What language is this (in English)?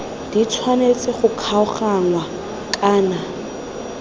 Tswana